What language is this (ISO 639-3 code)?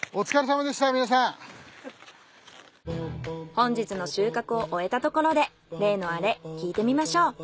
jpn